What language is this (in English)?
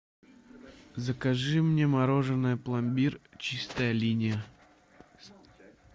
Russian